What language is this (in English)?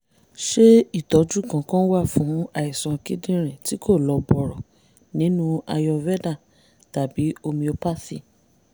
Yoruba